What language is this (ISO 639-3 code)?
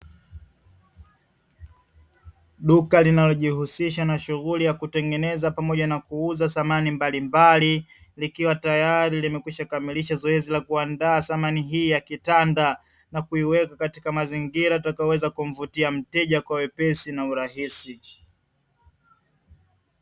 swa